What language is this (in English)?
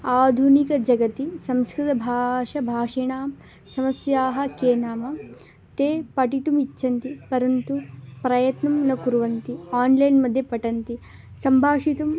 Sanskrit